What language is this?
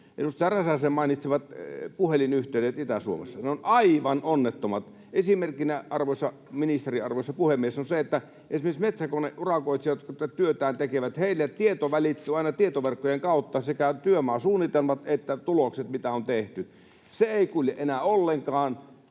Finnish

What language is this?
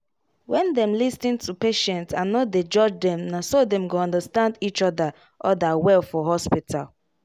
Nigerian Pidgin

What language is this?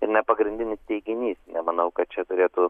Lithuanian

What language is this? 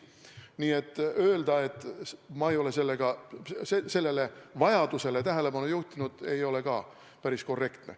Estonian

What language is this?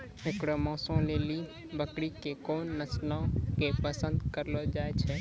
Maithili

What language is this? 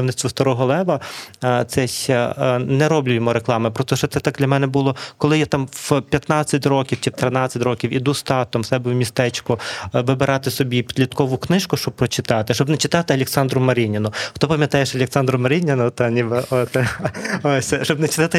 Ukrainian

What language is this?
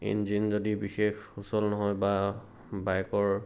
Assamese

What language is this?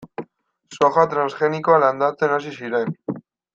Basque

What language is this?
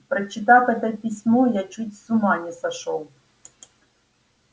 Russian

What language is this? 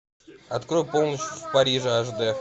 Russian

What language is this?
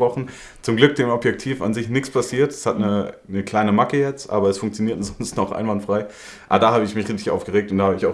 German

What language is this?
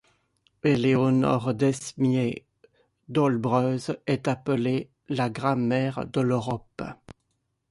French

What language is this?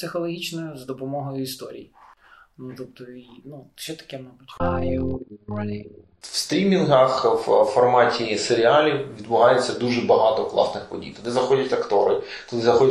Ukrainian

